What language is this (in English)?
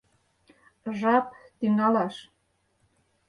Mari